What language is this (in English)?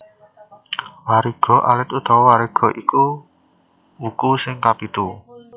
Javanese